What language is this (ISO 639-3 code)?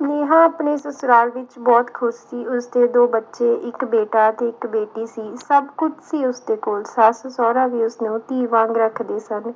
pan